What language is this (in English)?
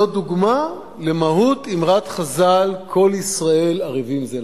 Hebrew